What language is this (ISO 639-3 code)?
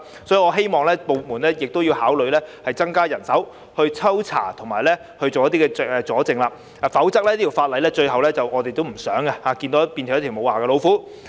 yue